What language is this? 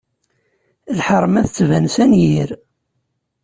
Kabyle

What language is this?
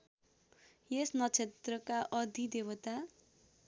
Nepali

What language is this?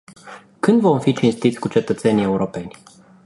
Romanian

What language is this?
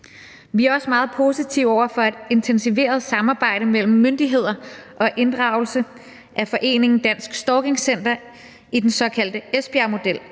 Danish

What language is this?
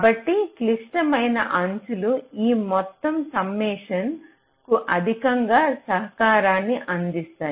Telugu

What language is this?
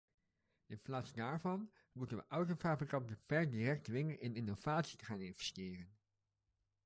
Dutch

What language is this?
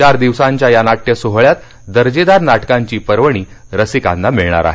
Marathi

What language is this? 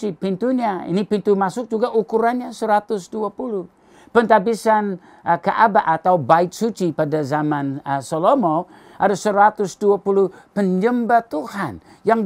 Indonesian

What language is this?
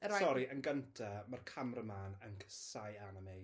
Welsh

